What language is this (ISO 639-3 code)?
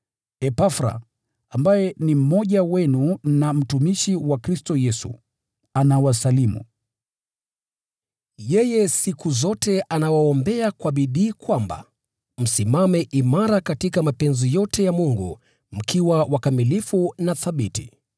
swa